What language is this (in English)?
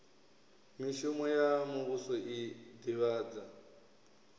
Venda